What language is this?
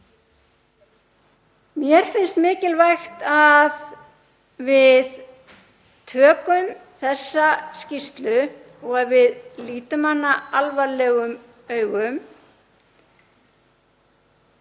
Icelandic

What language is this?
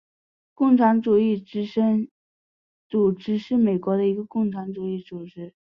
Chinese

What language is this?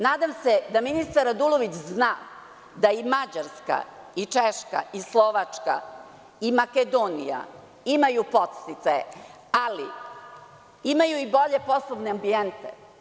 Serbian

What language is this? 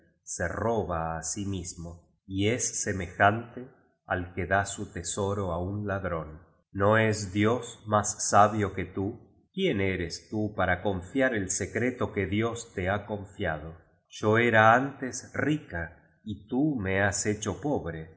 Spanish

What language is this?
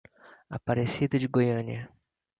Portuguese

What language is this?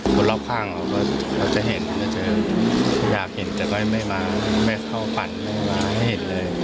Thai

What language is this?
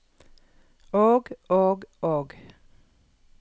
Norwegian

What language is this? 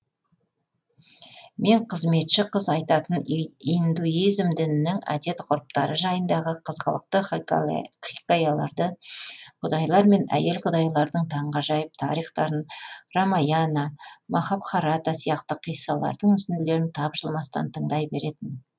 Kazakh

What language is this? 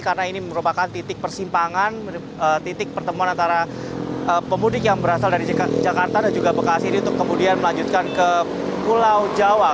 Indonesian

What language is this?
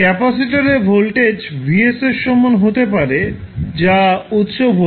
Bangla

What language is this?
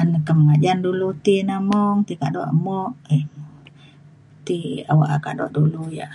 Mainstream Kenyah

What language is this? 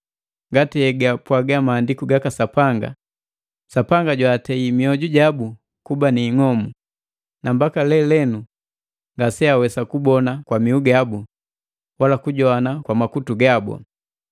Matengo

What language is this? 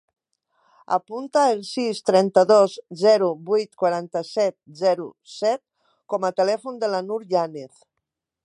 Catalan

